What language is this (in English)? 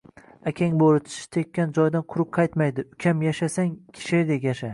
Uzbek